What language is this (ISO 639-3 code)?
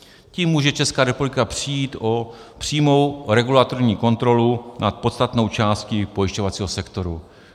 ces